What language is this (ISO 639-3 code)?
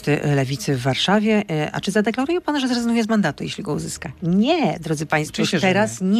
pol